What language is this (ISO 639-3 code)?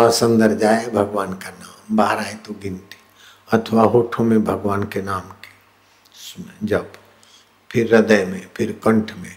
hin